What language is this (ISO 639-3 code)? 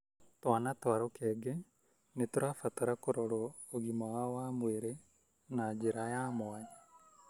kik